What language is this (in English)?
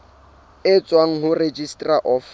Southern Sotho